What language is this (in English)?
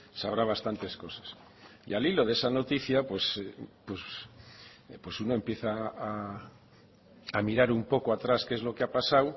Spanish